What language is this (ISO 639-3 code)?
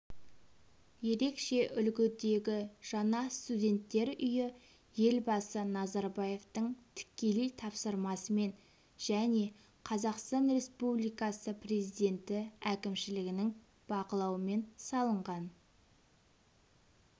kaz